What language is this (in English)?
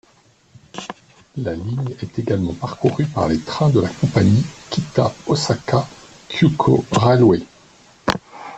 French